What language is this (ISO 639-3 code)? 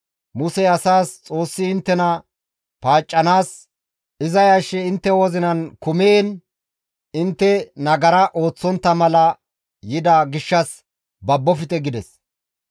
gmv